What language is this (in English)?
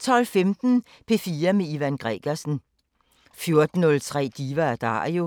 Danish